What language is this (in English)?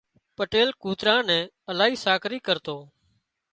Wadiyara Koli